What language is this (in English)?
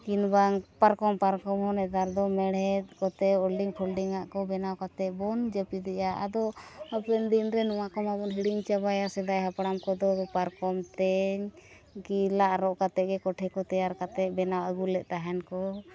Santali